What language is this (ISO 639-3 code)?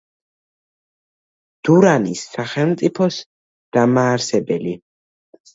kat